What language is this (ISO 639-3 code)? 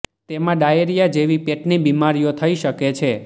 guj